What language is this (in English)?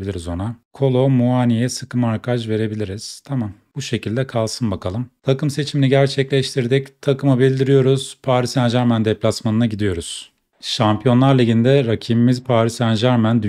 Turkish